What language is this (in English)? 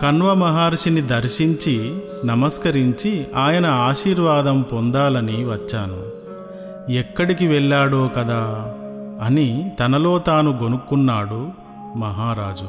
Telugu